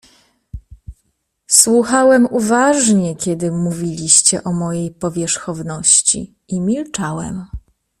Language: Polish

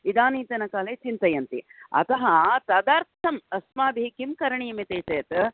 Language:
Sanskrit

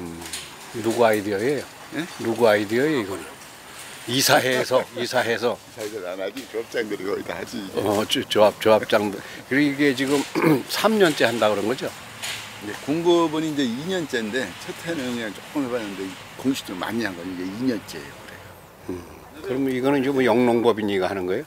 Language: Korean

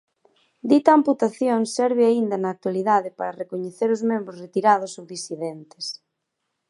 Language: Galician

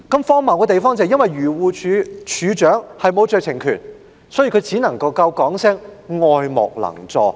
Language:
Cantonese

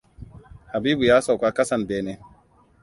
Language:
Hausa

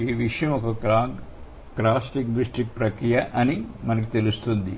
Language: Telugu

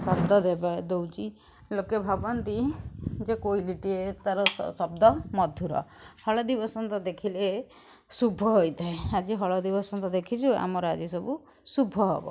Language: Odia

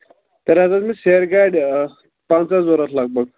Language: Kashmiri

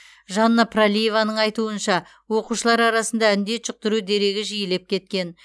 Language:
Kazakh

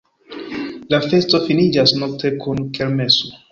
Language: Esperanto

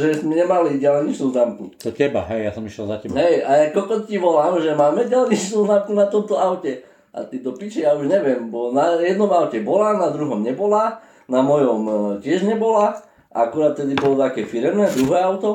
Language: Slovak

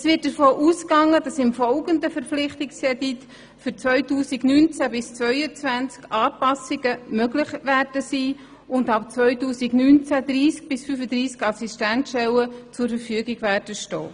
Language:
Swiss German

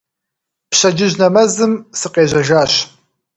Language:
Kabardian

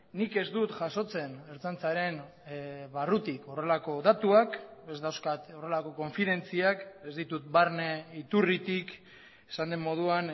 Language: Basque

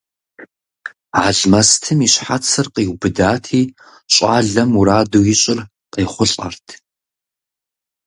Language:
Kabardian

